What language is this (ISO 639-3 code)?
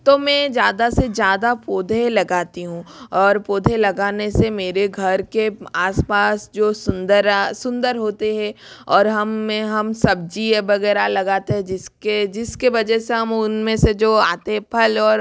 hin